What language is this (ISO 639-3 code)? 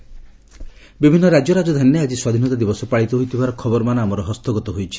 ori